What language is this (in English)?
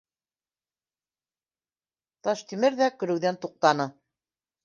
Bashkir